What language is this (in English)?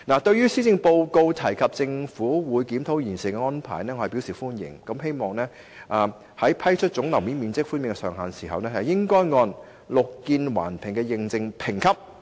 Cantonese